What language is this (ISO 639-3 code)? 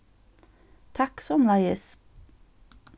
fao